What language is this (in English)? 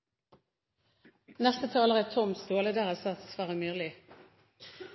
Norwegian